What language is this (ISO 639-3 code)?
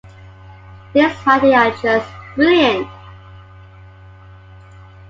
eng